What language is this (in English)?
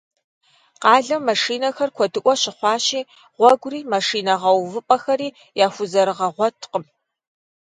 Kabardian